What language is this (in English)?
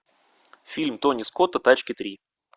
Russian